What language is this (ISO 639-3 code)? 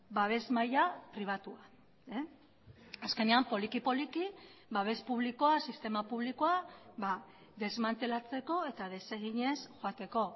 eus